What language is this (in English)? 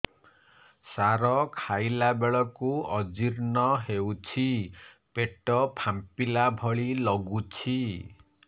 Odia